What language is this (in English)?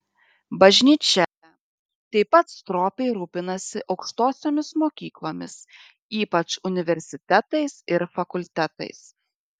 Lithuanian